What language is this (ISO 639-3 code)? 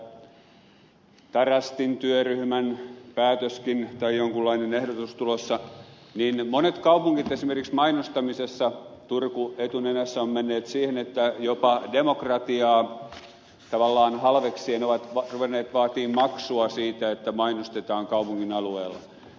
fin